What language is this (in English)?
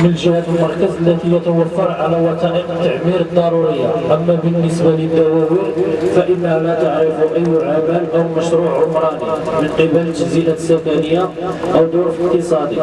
Arabic